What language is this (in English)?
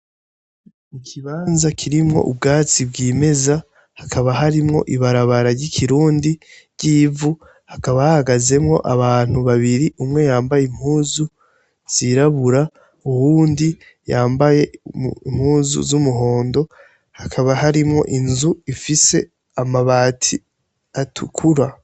Rundi